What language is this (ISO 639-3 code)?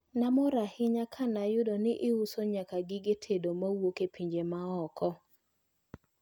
luo